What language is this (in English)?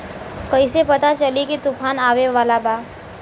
Bhojpuri